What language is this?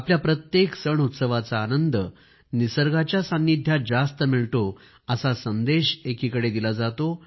Marathi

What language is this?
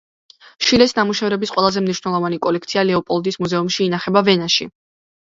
Georgian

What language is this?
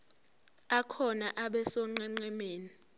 Zulu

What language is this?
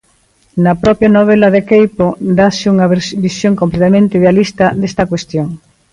Galician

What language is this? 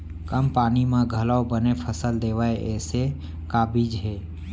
Chhattisgarhi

